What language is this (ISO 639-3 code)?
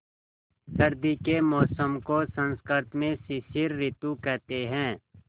hin